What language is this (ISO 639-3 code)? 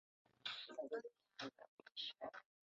zho